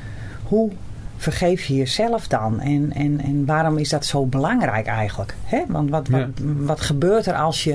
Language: Dutch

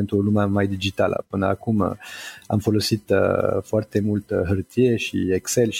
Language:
Romanian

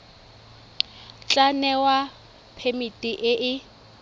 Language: Tswana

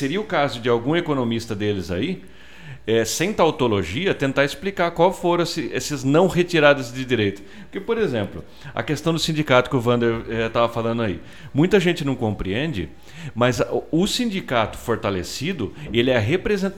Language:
Portuguese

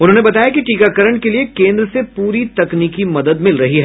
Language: Hindi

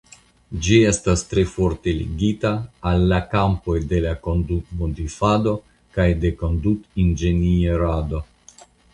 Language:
Esperanto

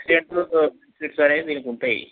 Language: Telugu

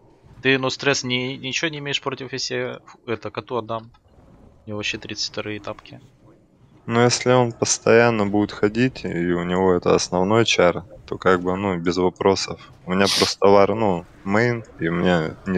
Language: Russian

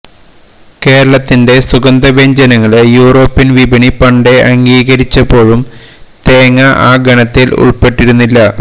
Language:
Malayalam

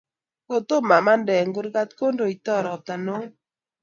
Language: Kalenjin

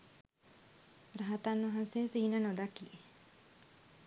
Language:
Sinhala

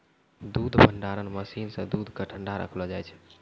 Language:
Maithili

